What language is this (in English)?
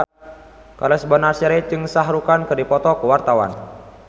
Sundanese